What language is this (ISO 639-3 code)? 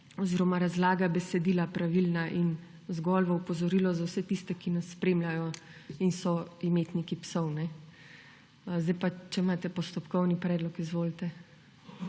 slv